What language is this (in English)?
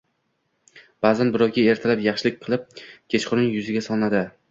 Uzbek